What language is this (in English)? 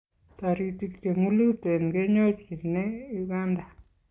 Kalenjin